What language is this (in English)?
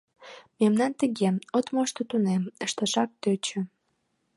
Mari